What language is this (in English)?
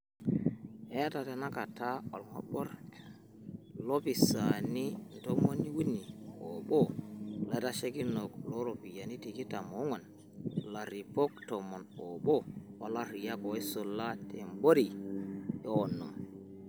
Masai